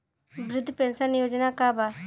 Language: Bhojpuri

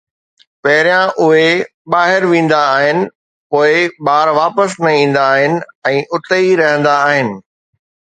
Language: Sindhi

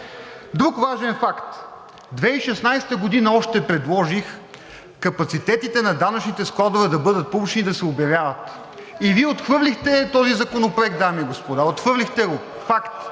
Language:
Bulgarian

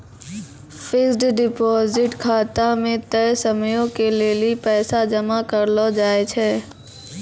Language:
Maithili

